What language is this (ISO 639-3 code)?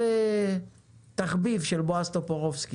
heb